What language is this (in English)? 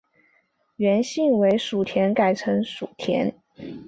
Chinese